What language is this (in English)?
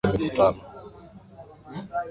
Swahili